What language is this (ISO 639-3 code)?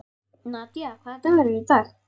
isl